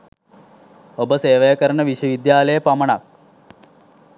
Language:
Sinhala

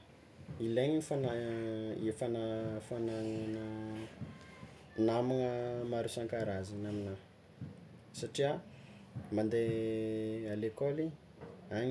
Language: Tsimihety Malagasy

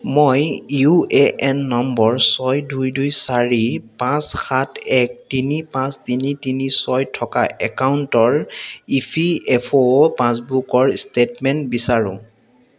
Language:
Assamese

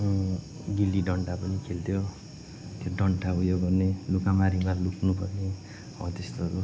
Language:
Nepali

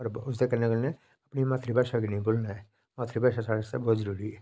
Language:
Dogri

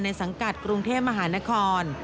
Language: Thai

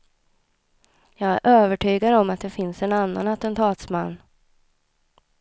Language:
Swedish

